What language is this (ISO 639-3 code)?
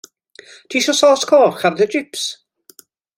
cym